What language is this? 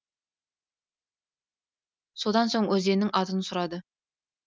Kazakh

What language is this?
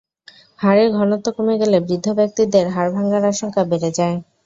Bangla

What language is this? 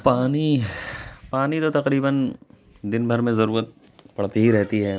Urdu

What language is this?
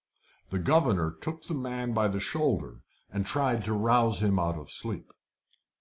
English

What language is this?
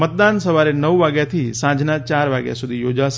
Gujarati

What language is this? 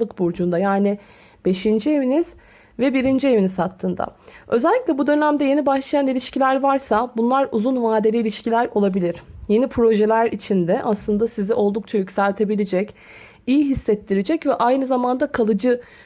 Turkish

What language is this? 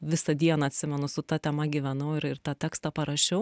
Lithuanian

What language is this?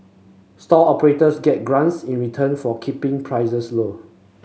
English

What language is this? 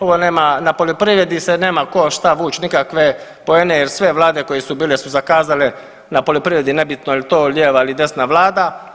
Croatian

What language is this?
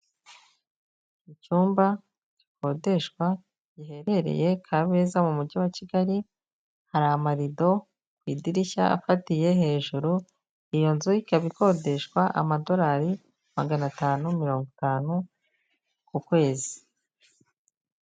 Kinyarwanda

